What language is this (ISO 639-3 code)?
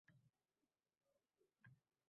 uzb